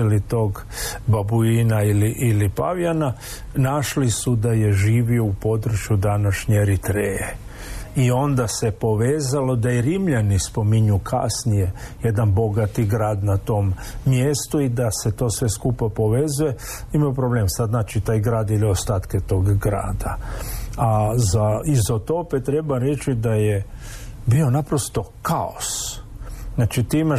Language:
Croatian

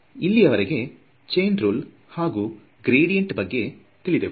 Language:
Kannada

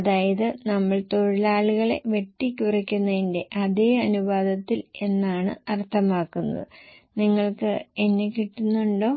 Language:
Malayalam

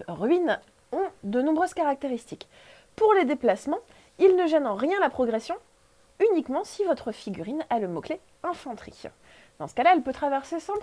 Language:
French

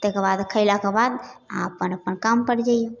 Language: Maithili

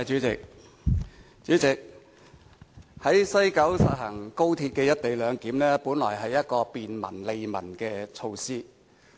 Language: Cantonese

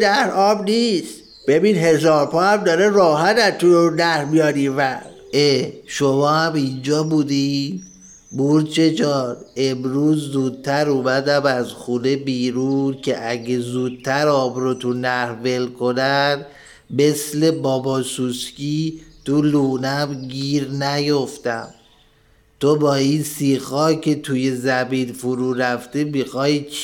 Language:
Persian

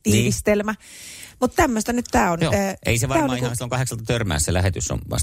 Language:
Finnish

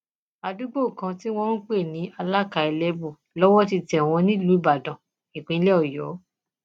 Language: Yoruba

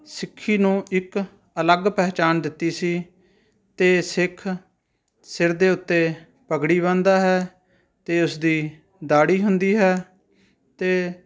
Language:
Punjabi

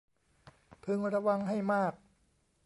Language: Thai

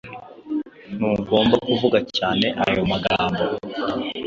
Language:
Kinyarwanda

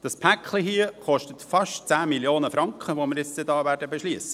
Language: Swiss German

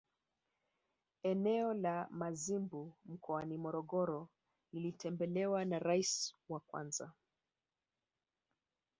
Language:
Swahili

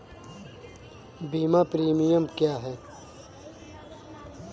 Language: Hindi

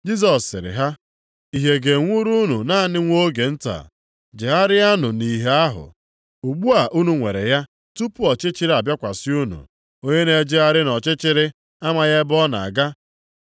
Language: Igbo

